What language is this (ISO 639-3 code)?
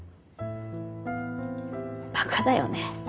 jpn